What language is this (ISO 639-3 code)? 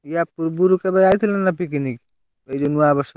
ori